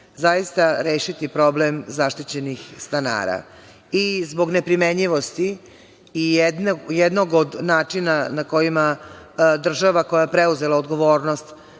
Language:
Serbian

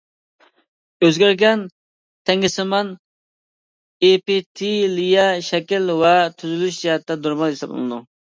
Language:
Uyghur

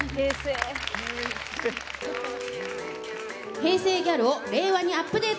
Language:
Japanese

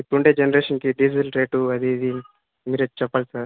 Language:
Telugu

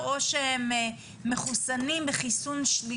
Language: Hebrew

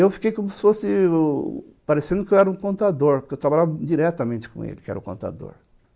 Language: Portuguese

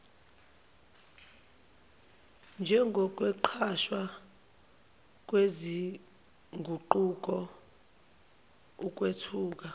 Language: Zulu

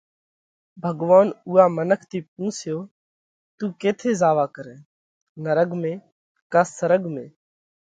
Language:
Parkari Koli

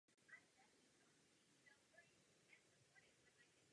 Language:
Czech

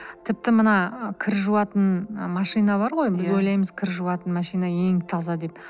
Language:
Kazakh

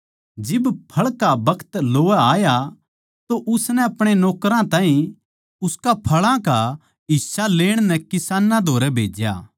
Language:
Haryanvi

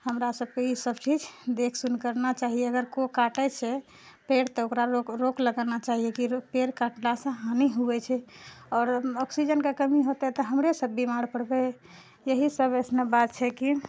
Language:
Maithili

